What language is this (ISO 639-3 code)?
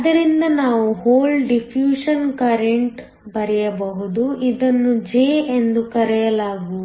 kan